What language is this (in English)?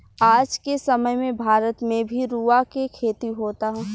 Bhojpuri